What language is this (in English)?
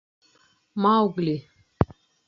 Bashkir